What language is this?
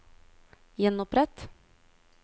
Norwegian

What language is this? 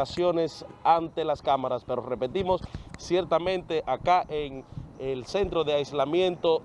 Spanish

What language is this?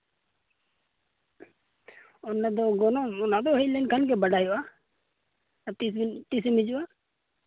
Santali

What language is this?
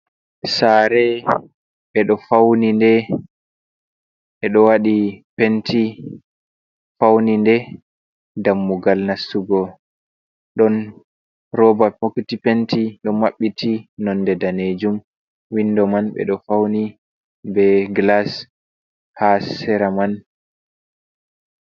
Fula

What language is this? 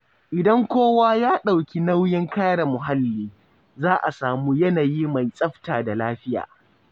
Hausa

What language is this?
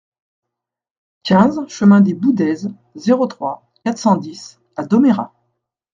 French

